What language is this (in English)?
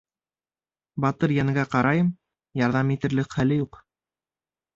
Bashkir